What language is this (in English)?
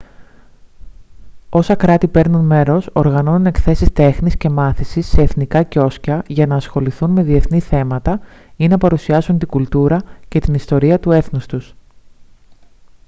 Greek